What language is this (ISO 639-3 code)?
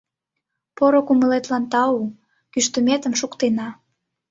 chm